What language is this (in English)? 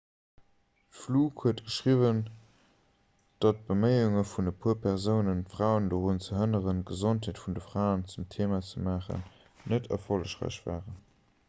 Luxembourgish